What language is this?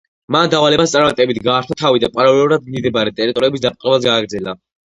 Georgian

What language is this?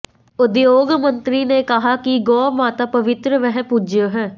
Hindi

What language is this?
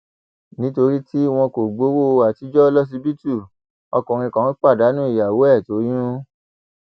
Yoruba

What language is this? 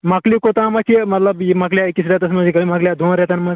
Kashmiri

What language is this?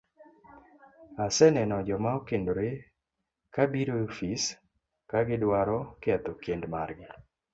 Luo (Kenya and Tanzania)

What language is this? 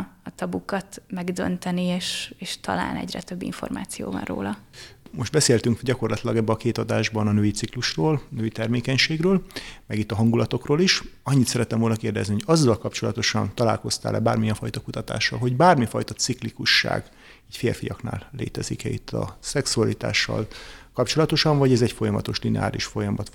Hungarian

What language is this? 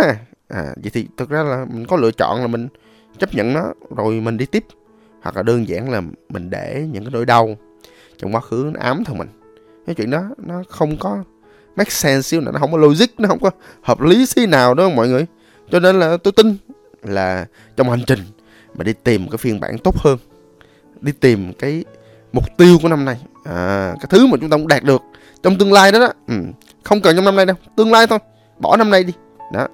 Vietnamese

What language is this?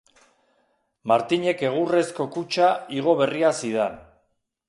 Basque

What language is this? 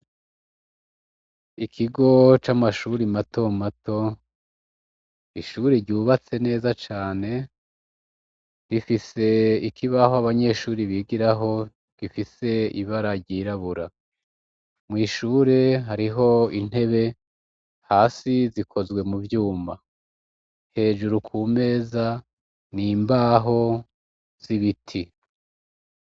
Rundi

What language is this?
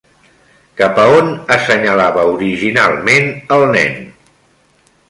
Catalan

